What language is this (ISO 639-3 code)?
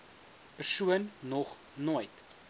afr